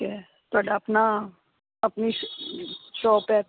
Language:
Punjabi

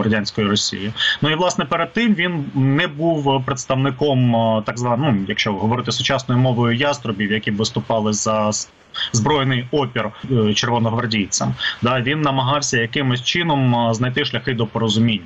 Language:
Ukrainian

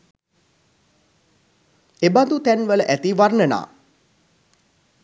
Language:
Sinhala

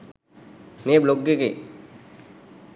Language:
Sinhala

